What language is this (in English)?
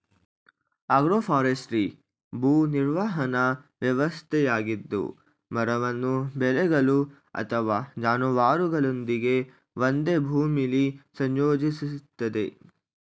Kannada